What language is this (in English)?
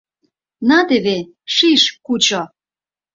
Mari